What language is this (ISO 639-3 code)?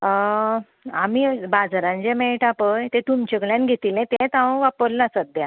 kok